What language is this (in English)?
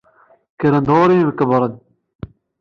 Kabyle